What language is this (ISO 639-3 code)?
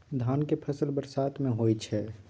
mai